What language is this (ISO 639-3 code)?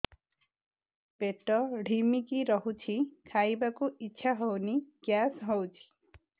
ori